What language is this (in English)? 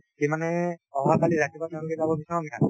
Assamese